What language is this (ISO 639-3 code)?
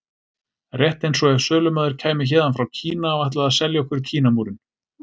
isl